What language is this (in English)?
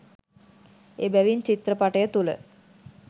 Sinhala